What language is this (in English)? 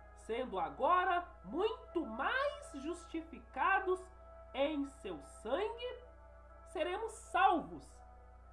Portuguese